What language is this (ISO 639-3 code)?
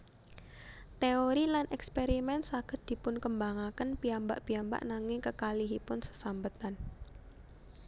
jav